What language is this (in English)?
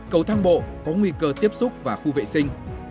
Vietnamese